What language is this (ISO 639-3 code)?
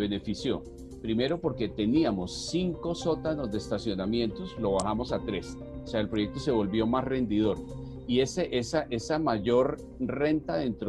spa